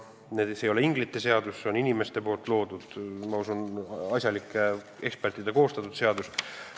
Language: Estonian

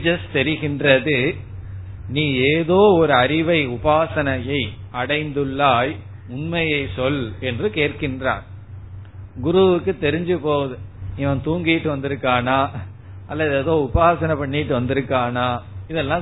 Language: Tamil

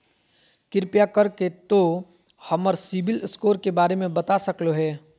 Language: Magahi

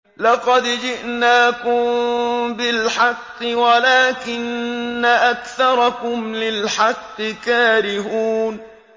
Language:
Arabic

